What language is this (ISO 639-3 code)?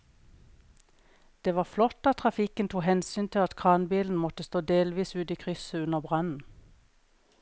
nor